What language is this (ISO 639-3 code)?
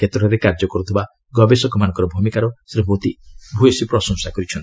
ori